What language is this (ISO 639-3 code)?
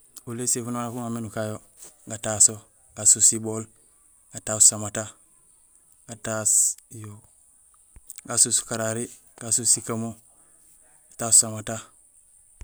gsl